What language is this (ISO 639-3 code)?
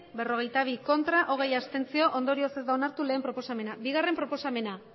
eus